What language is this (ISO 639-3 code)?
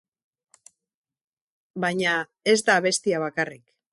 eus